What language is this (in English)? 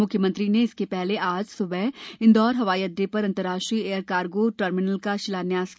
Hindi